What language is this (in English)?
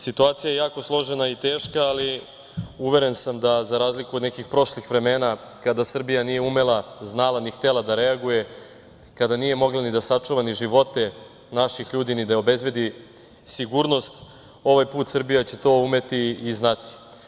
Serbian